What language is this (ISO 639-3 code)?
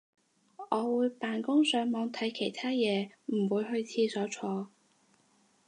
yue